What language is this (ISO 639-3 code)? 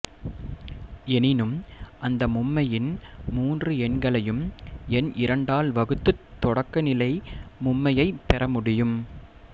tam